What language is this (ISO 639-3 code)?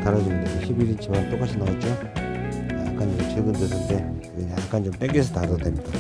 kor